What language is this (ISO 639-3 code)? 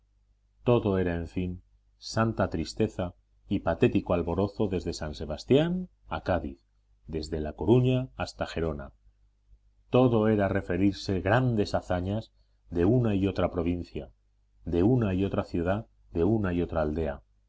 spa